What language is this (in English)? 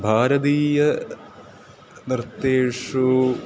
Sanskrit